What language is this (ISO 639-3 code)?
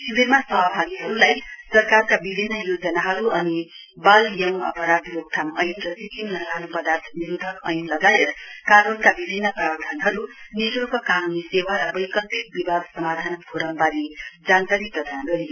nep